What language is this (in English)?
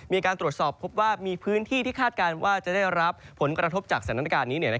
Thai